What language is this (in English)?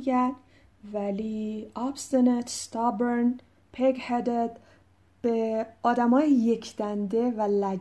Persian